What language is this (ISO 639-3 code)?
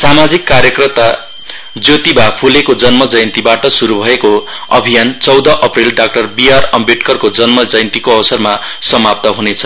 nep